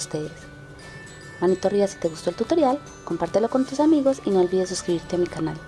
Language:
Spanish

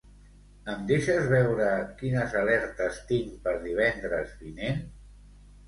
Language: Catalan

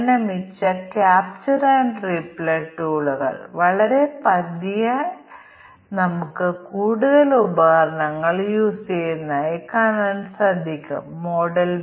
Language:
Malayalam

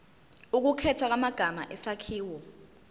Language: Zulu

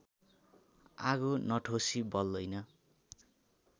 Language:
Nepali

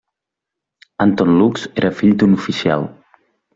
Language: Catalan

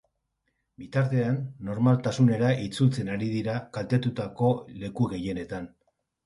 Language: Basque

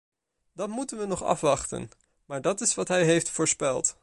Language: Dutch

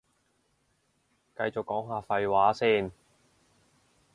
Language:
Cantonese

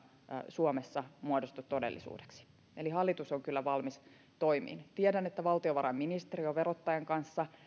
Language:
Finnish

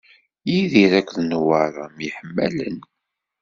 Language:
Kabyle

